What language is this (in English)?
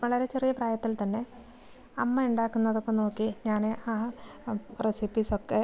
Malayalam